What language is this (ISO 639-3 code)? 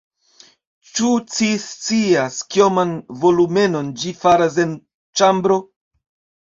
epo